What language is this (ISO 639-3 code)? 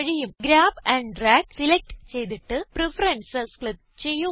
mal